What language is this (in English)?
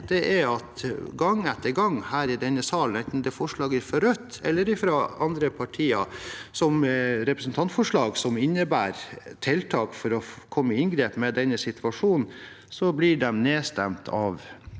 Norwegian